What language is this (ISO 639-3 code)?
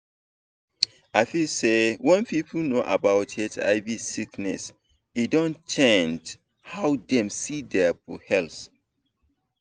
pcm